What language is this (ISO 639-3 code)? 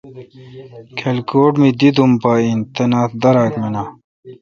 xka